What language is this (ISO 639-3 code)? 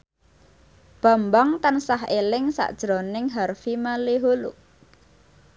jav